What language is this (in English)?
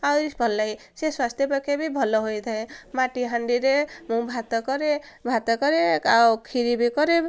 Odia